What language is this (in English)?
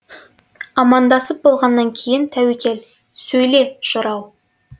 Kazakh